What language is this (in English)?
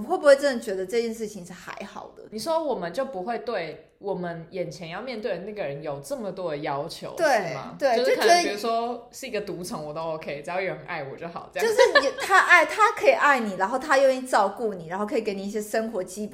Chinese